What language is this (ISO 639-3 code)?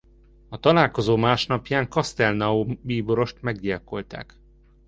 hun